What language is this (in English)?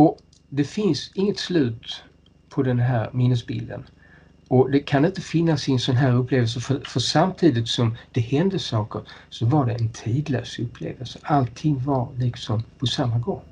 Swedish